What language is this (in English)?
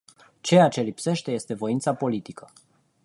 Romanian